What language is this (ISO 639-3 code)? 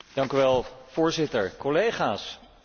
nld